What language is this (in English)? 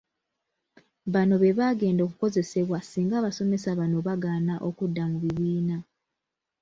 Ganda